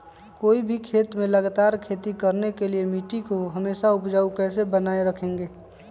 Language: Magahi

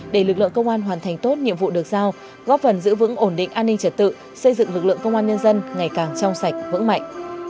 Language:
Vietnamese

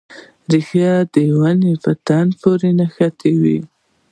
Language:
Pashto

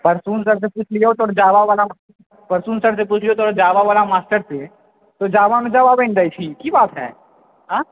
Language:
Maithili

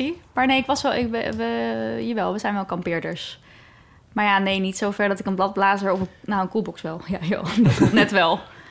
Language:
Dutch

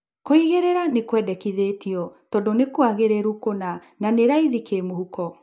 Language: Kikuyu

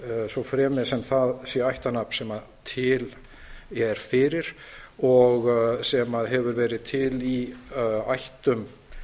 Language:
Icelandic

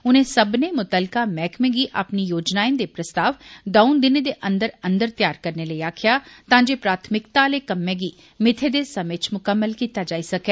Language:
Dogri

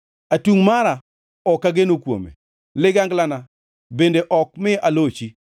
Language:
Luo (Kenya and Tanzania)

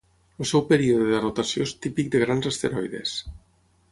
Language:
Catalan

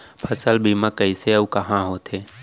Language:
Chhattisgarhi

